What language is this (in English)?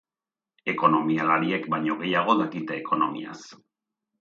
Basque